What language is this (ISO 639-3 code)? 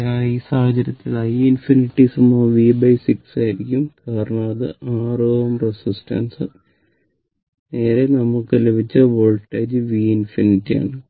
mal